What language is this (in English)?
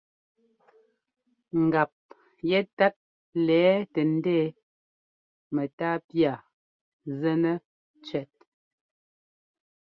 Ngomba